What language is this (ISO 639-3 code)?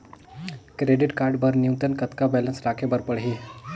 hne